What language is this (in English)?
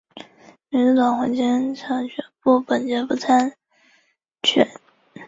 Chinese